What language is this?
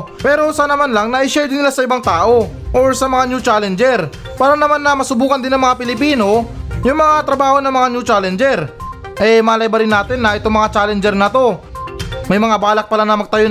Filipino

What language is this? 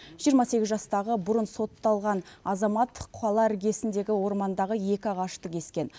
Kazakh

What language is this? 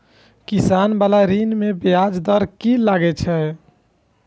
Maithili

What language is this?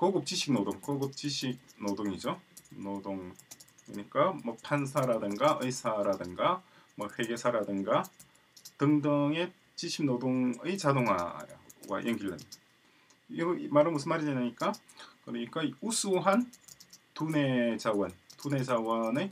Korean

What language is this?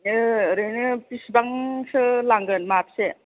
Bodo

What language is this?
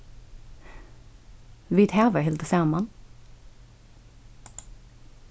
Faroese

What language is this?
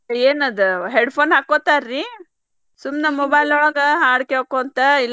Kannada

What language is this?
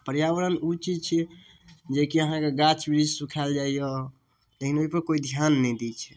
Maithili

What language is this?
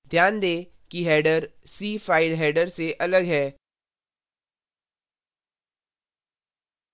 Hindi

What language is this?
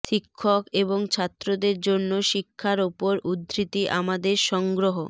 Bangla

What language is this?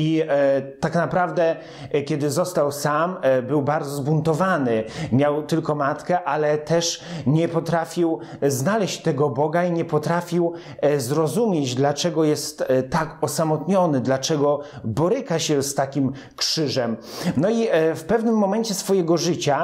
Polish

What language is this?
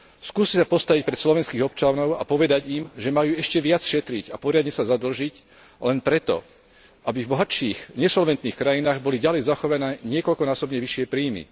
Slovak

